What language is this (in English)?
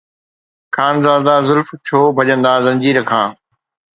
Sindhi